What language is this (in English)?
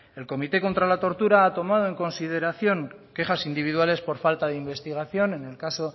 Spanish